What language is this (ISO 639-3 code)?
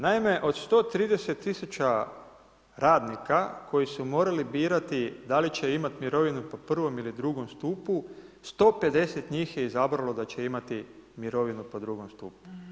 hrv